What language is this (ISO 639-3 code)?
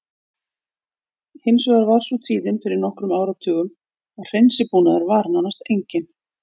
isl